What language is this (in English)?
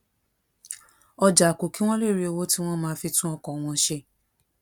Yoruba